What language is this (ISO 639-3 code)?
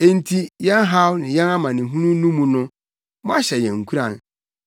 aka